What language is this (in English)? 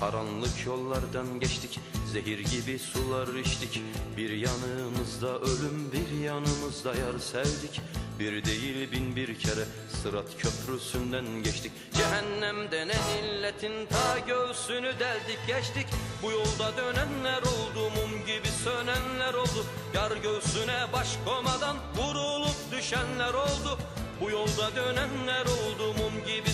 Turkish